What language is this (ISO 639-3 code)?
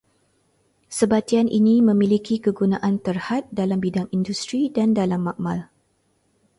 msa